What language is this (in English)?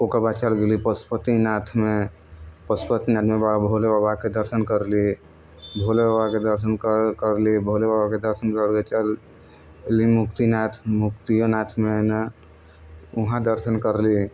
Maithili